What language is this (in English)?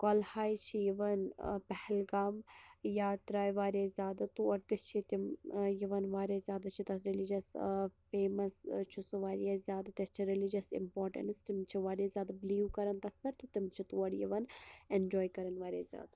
Kashmiri